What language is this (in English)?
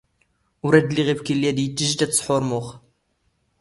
Standard Moroccan Tamazight